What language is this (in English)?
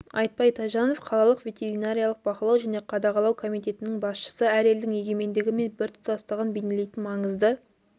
Kazakh